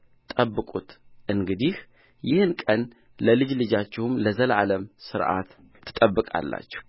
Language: Amharic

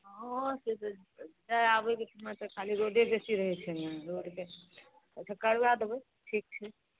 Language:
Maithili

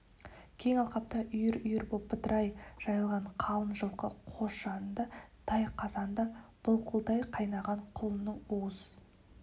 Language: Kazakh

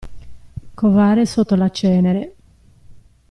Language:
Italian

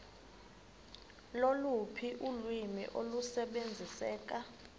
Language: Xhosa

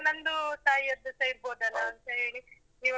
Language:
Kannada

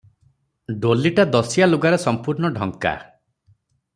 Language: Odia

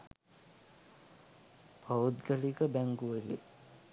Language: Sinhala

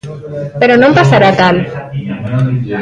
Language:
Galician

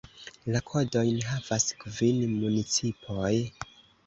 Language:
Esperanto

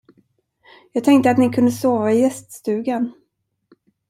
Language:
Swedish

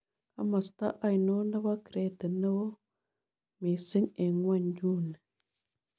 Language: Kalenjin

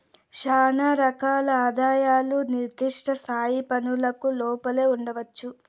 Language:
Telugu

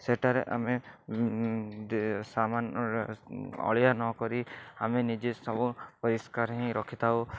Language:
Odia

